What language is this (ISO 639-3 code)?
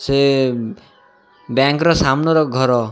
ori